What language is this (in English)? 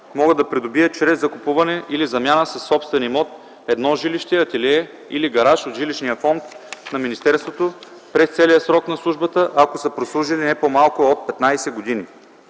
Bulgarian